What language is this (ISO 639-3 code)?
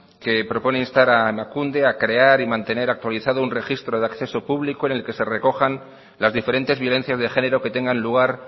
spa